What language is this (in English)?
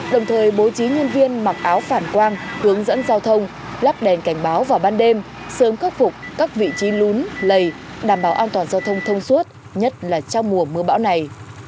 Vietnamese